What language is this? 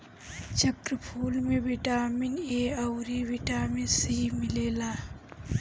Bhojpuri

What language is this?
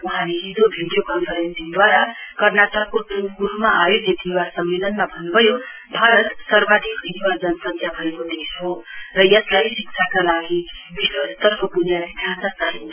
Nepali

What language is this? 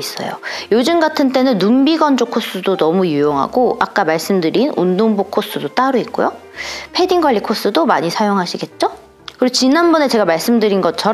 Korean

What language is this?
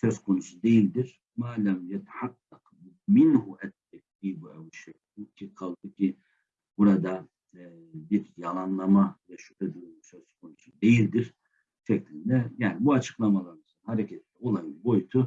Turkish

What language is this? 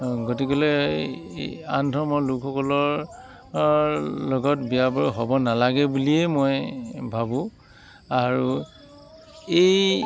Assamese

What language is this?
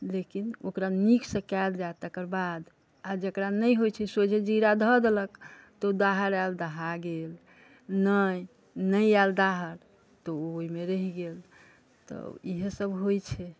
Maithili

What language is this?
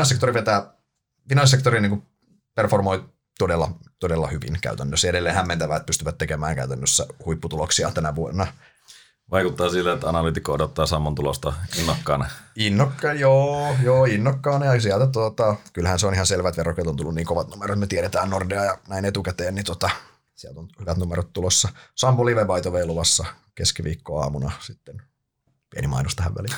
Finnish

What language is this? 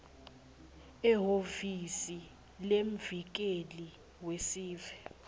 Swati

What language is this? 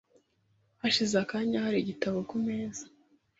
Kinyarwanda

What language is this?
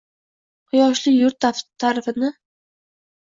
Uzbek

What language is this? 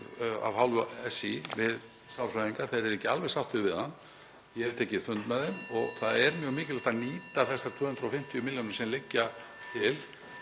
Icelandic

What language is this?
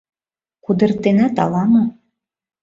Mari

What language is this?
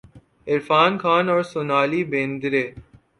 Urdu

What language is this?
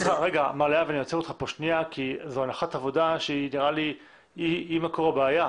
Hebrew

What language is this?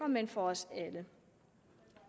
Danish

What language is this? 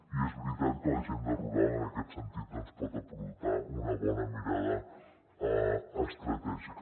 Catalan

